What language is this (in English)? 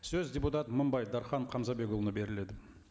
Kazakh